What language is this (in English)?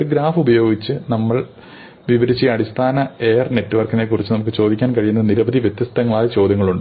Malayalam